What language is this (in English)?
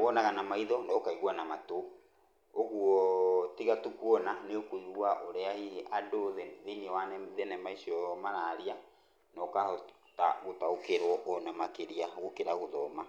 Kikuyu